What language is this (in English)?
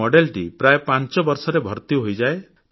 Odia